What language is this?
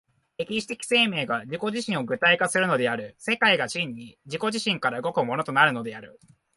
Japanese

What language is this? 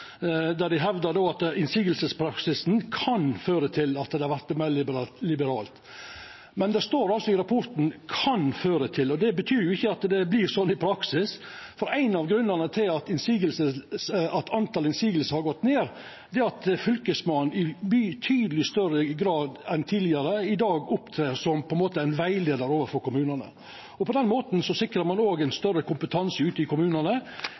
Norwegian Nynorsk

